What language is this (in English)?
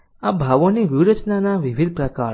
Gujarati